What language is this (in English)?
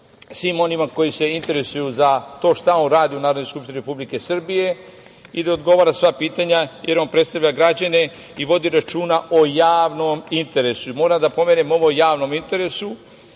Serbian